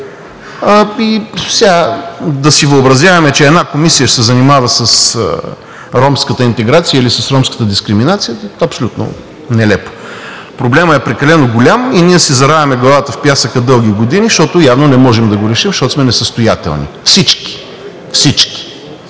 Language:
Bulgarian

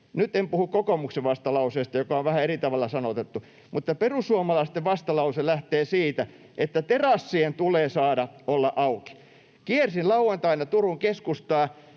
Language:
Finnish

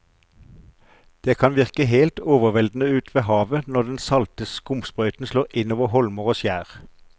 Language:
Norwegian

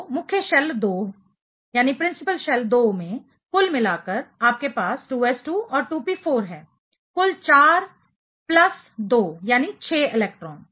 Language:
Hindi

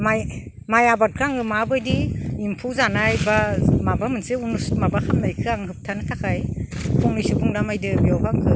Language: Bodo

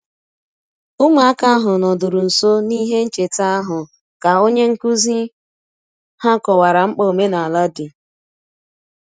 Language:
Igbo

